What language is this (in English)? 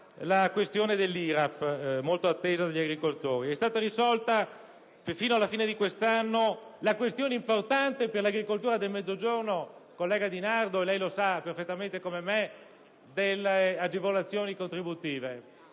Italian